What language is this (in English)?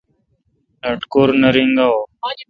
Kalkoti